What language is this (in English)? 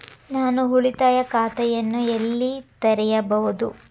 Kannada